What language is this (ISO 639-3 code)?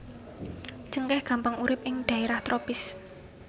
jav